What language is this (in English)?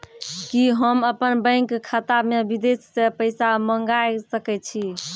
Maithili